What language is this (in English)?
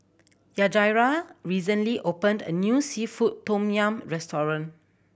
English